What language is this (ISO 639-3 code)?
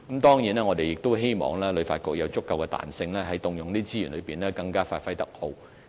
yue